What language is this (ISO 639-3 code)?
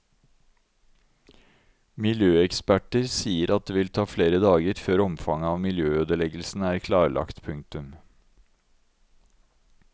nor